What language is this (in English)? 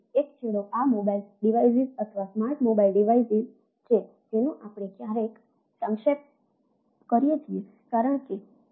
Gujarati